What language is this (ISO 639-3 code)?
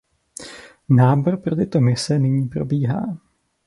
ces